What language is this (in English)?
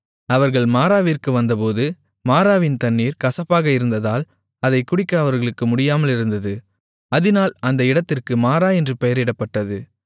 Tamil